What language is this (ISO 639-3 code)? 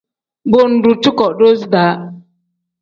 kdh